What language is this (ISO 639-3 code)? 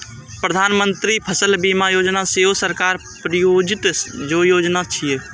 mai